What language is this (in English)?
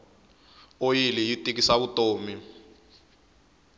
Tsonga